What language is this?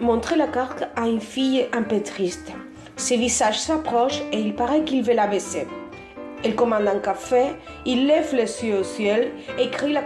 French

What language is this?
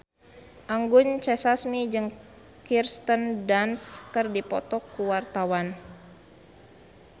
Sundanese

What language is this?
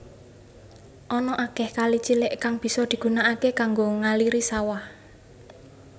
Javanese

